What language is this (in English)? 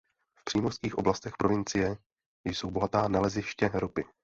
Czech